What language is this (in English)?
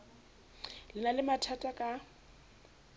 Southern Sotho